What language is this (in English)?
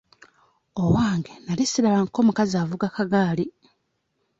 Ganda